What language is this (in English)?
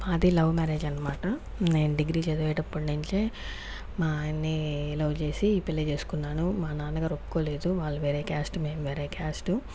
Telugu